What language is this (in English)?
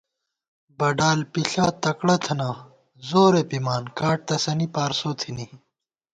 Gawar-Bati